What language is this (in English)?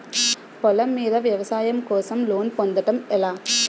Telugu